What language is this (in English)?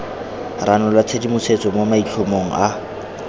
Tswana